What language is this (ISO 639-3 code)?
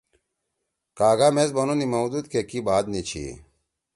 trw